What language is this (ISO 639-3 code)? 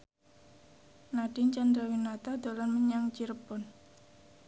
jav